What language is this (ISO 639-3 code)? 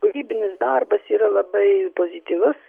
lit